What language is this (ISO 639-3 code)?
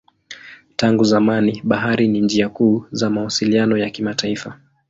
swa